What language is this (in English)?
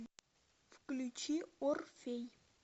Russian